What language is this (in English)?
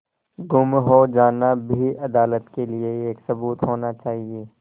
Hindi